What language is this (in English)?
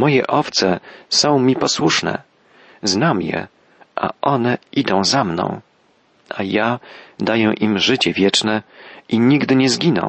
Polish